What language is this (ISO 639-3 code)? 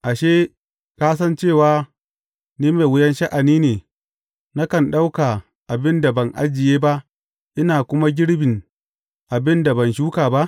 hau